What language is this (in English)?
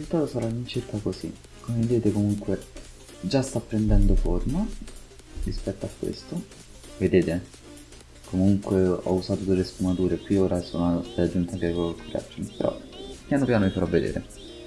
Italian